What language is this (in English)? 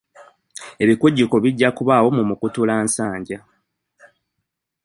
Ganda